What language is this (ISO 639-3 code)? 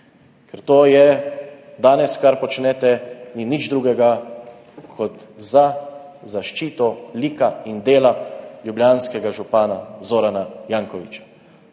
slv